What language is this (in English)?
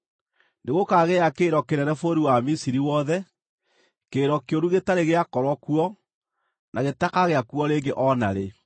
Kikuyu